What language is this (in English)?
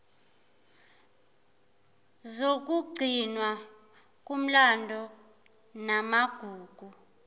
Zulu